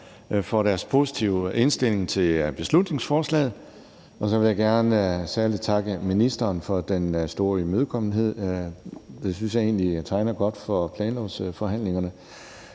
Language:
Danish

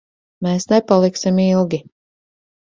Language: Latvian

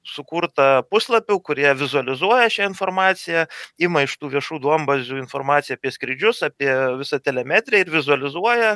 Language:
Lithuanian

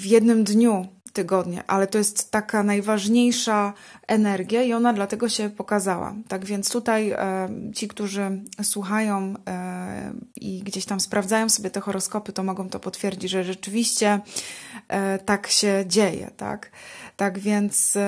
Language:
Polish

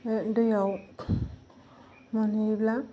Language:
Bodo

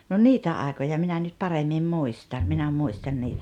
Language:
Finnish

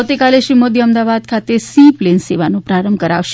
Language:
Gujarati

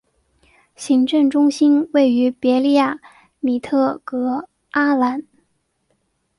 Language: Chinese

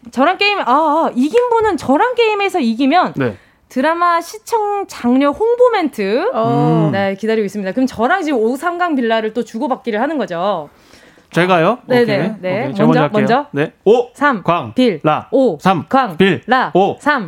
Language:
Korean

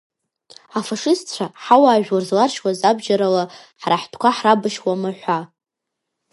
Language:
Abkhazian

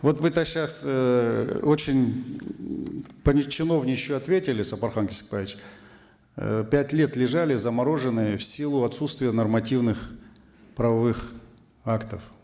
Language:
Kazakh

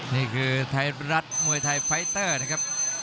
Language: Thai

